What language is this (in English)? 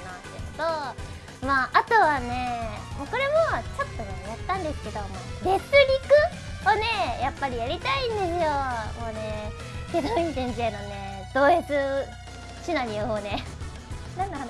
Japanese